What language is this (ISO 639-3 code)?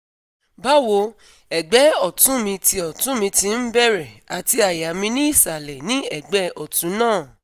yor